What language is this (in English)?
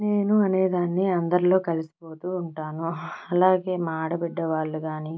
Telugu